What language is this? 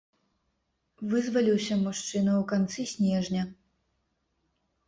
Belarusian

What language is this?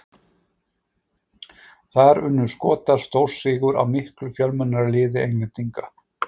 Icelandic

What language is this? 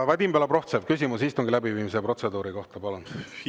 Estonian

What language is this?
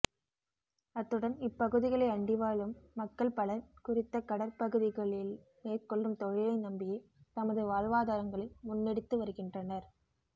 Tamil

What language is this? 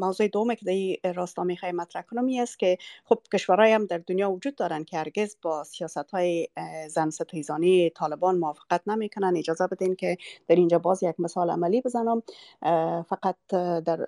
Persian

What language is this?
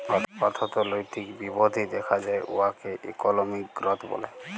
Bangla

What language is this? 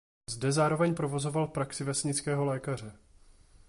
Czech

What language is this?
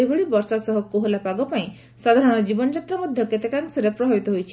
Odia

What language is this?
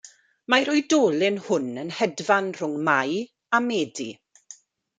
Welsh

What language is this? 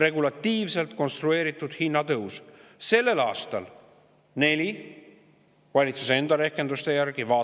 Estonian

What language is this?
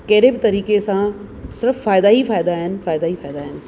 Sindhi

